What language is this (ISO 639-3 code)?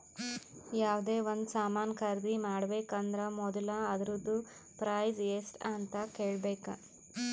kan